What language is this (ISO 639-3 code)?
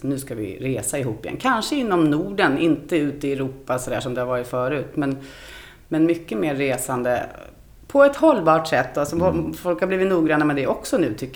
swe